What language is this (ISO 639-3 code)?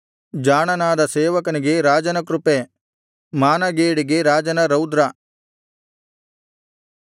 kan